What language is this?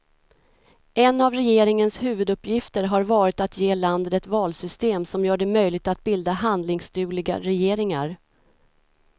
Swedish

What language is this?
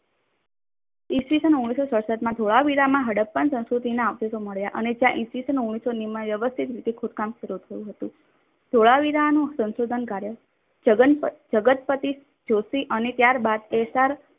Gujarati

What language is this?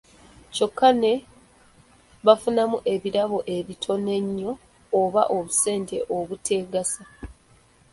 Ganda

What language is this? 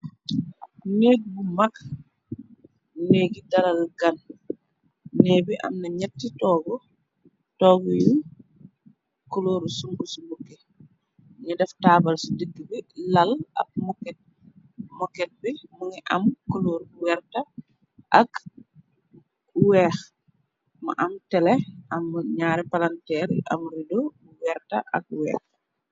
Wolof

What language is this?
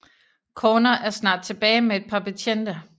Danish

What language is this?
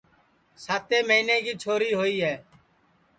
Sansi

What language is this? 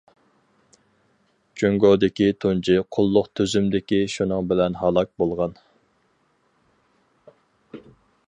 Uyghur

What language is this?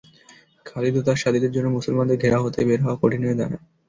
Bangla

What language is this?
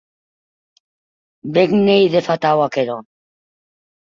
Occitan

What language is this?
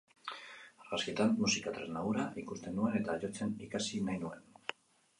Basque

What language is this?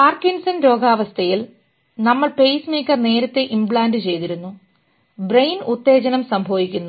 Malayalam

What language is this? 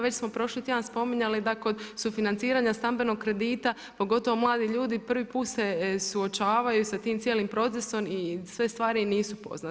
Croatian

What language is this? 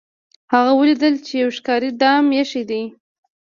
Pashto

